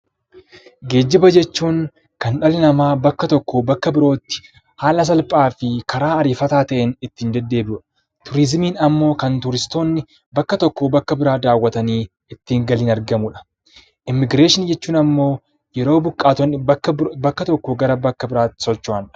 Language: Oromo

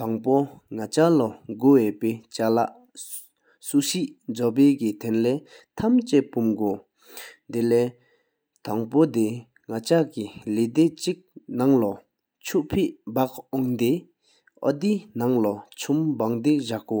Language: Sikkimese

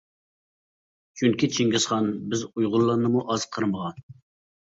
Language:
Uyghur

